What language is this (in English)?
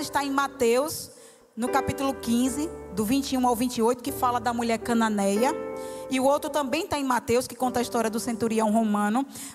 Portuguese